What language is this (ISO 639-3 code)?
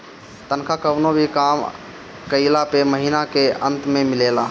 bho